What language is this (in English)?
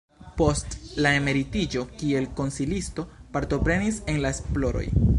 Esperanto